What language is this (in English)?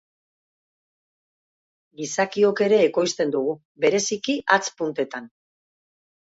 Basque